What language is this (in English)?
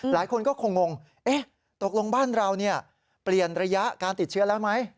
Thai